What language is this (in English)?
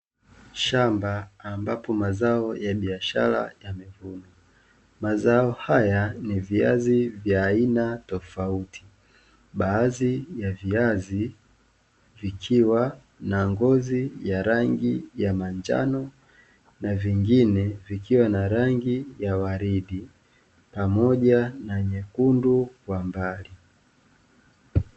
Swahili